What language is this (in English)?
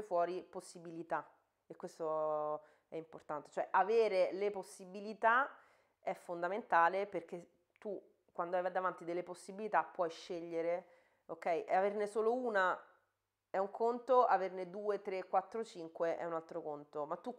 Italian